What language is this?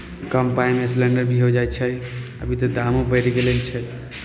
Maithili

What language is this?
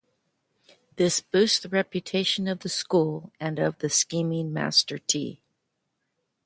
English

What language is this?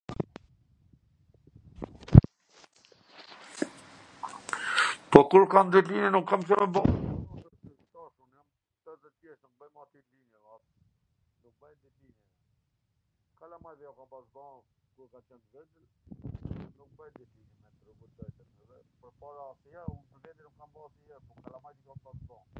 Gheg Albanian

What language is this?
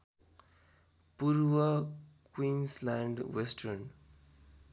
Nepali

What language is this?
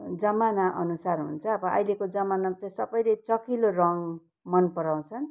Nepali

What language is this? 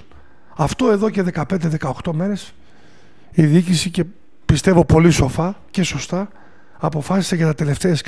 Greek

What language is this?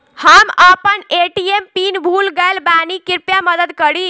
Bhojpuri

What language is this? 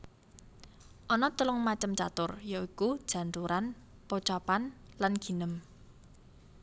Javanese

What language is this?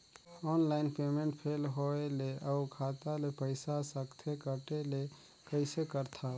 Chhattisgarhi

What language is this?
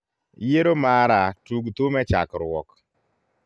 Luo (Kenya and Tanzania)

